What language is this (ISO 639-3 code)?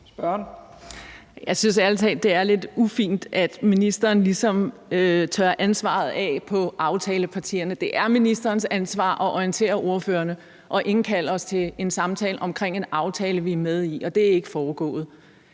dan